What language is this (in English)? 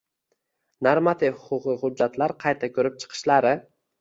Uzbek